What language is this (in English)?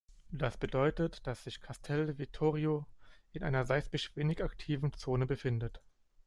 German